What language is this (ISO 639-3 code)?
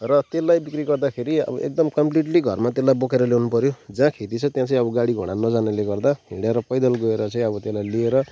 nep